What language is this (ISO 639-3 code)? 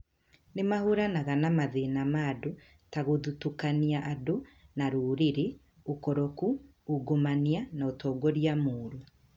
kik